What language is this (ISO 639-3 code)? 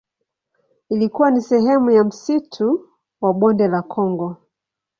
swa